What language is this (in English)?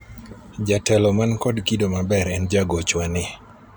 Luo (Kenya and Tanzania)